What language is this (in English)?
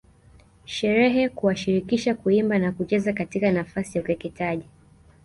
Swahili